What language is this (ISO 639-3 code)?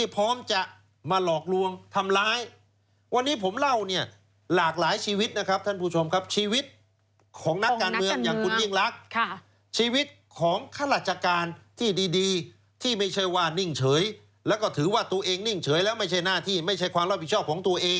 tha